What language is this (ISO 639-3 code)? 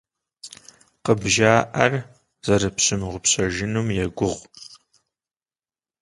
kbd